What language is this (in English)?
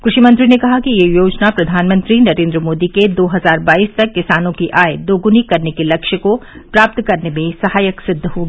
Hindi